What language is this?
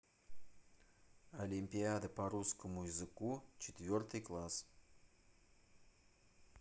Russian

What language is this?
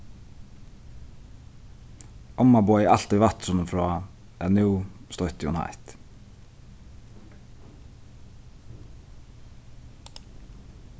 Faroese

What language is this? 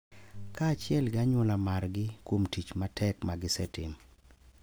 Luo (Kenya and Tanzania)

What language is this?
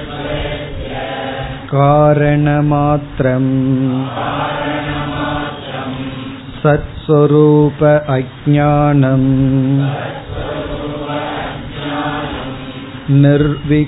Tamil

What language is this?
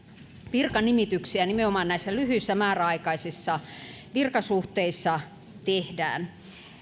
Finnish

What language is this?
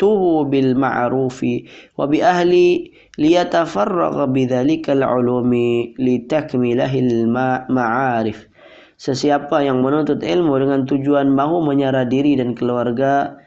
Malay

